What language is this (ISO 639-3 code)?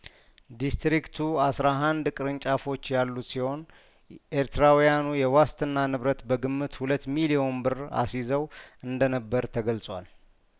amh